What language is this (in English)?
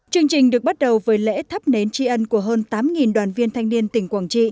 Vietnamese